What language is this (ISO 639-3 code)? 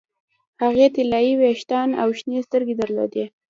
pus